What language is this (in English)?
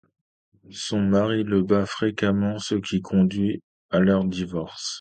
French